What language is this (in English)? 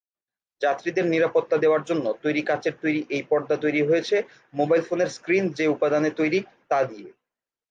Bangla